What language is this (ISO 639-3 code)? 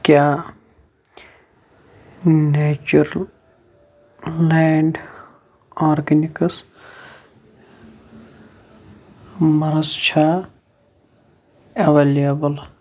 kas